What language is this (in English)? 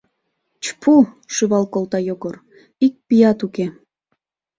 Mari